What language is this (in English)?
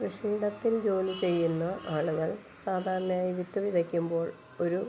Malayalam